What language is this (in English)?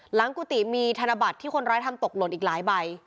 Thai